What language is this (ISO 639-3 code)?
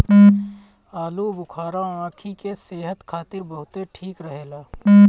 bho